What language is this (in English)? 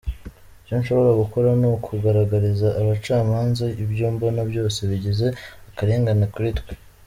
Kinyarwanda